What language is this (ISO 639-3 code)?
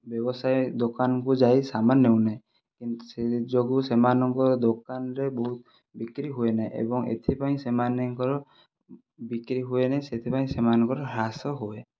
ori